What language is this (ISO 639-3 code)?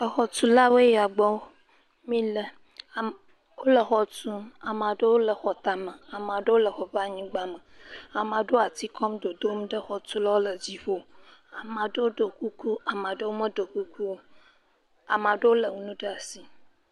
ewe